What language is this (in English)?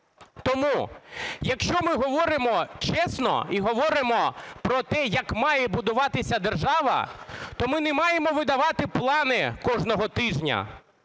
Ukrainian